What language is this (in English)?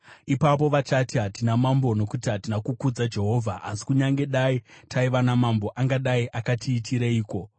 Shona